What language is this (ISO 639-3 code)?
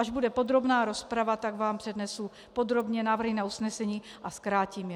ces